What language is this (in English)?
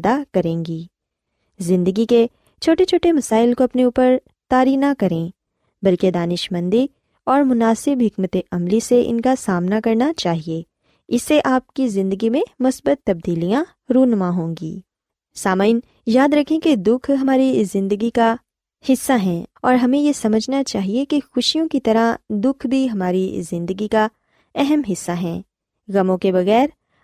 Urdu